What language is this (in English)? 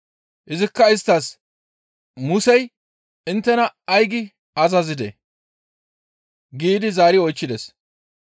Gamo